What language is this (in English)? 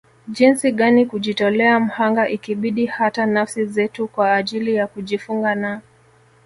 Swahili